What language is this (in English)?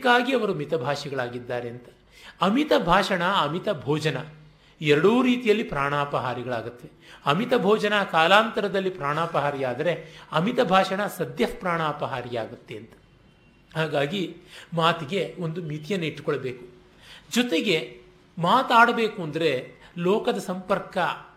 Kannada